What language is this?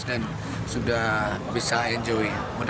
Indonesian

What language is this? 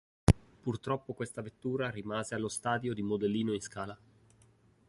Italian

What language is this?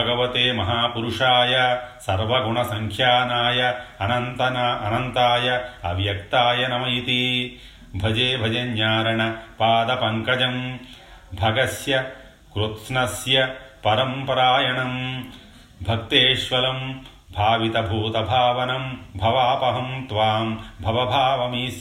Telugu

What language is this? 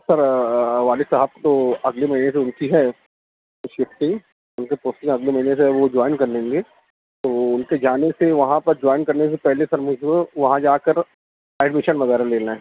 Urdu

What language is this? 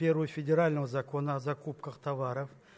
Russian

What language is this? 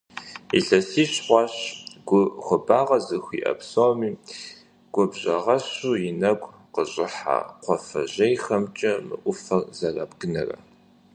Kabardian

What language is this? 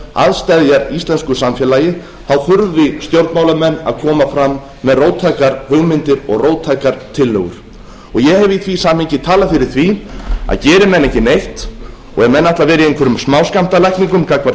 Icelandic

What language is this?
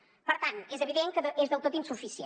Catalan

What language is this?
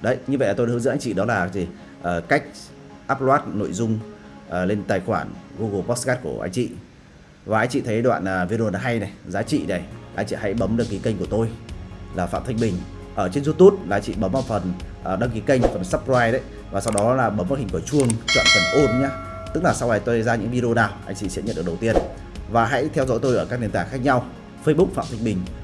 Vietnamese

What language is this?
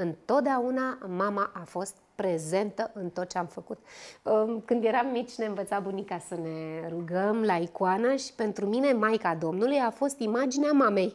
Romanian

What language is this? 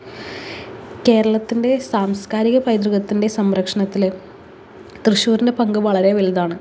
Malayalam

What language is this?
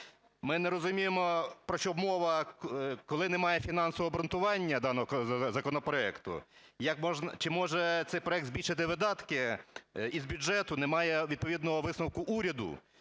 Ukrainian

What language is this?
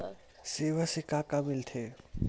Chhattisgarhi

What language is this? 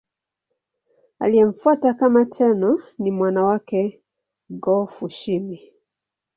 Swahili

